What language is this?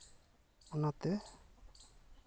Santali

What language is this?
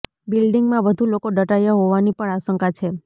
Gujarati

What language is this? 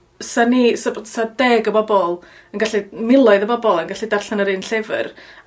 Welsh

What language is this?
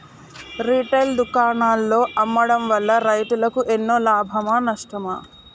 Telugu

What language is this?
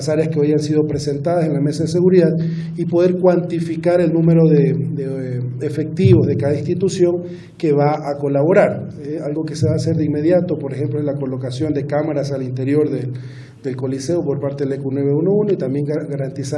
Spanish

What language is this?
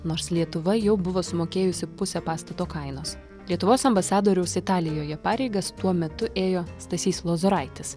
Lithuanian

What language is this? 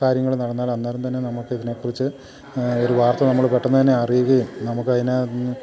Malayalam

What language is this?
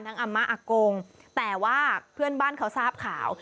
Thai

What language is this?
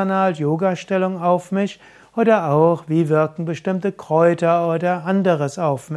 German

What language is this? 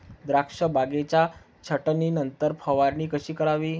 Marathi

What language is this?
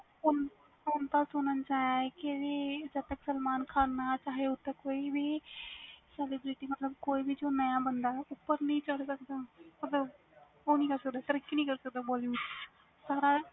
Punjabi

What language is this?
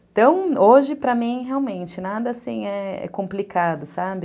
Portuguese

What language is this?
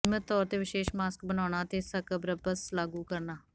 Punjabi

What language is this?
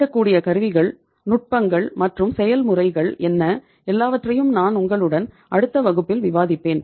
Tamil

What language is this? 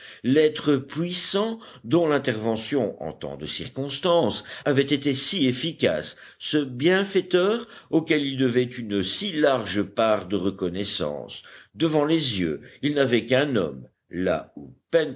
French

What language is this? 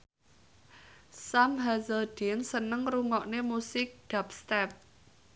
Javanese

